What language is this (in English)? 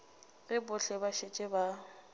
Northern Sotho